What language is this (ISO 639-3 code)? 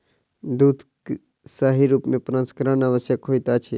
mai